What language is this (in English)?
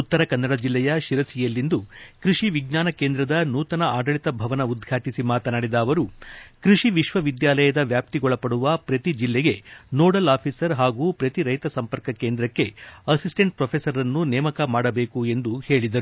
Kannada